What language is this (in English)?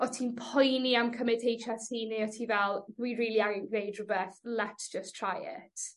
Welsh